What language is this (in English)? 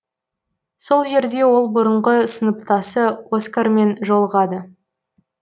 Kazakh